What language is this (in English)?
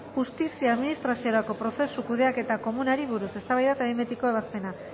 Basque